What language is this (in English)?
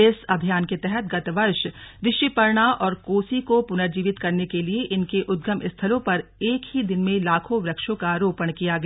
Hindi